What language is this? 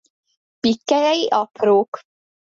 Hungarian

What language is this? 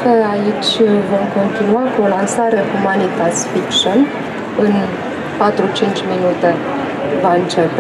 Romanian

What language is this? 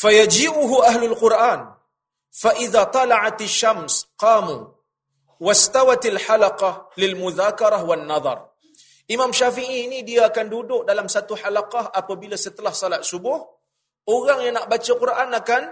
Malay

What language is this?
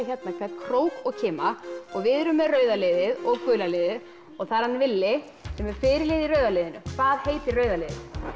Icelandic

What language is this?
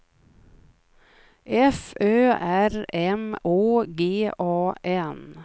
Swedish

